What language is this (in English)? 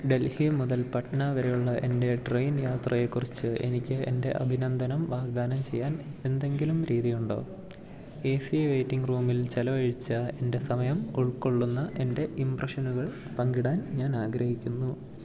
Malayalam